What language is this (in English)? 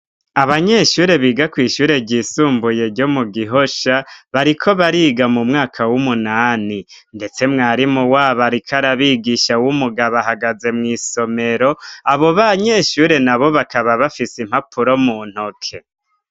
Rundi